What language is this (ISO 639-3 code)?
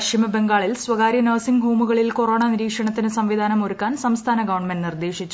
mal